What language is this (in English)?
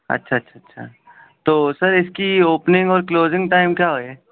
Urdu